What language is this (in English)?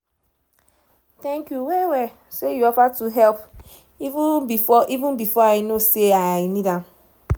Nigerian Pidgin